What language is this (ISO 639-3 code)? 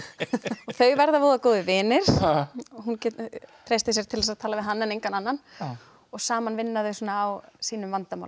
isl